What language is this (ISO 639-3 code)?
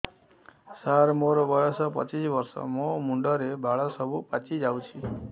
ori